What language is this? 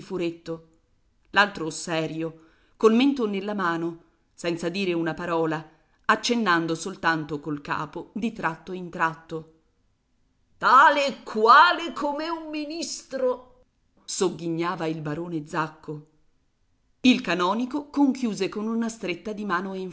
Italian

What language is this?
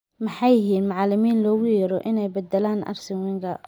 Somali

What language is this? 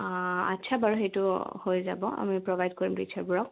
Assamese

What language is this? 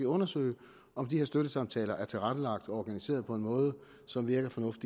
Danish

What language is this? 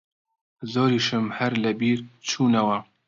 Central Kurdish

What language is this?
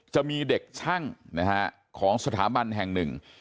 Thai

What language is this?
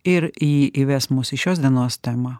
Lithuanian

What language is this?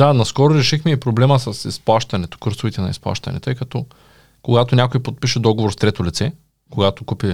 Bulgarian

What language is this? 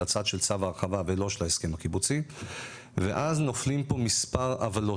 Hebrew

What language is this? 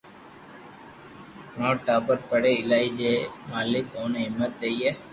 Loarki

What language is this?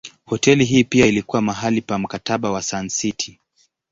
Swahili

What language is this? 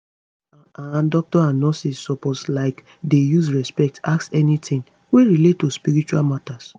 Nigerian Pidgin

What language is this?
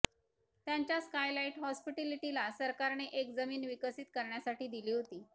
Marathi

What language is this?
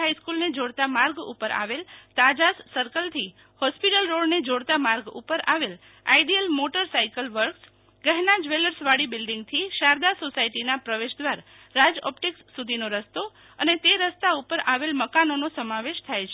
Gujarati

